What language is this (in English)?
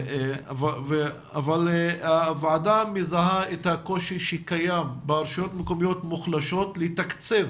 Hebrew